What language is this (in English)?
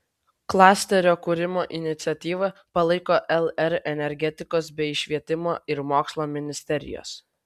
Lithuanian